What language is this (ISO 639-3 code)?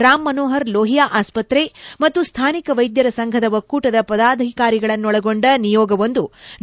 kan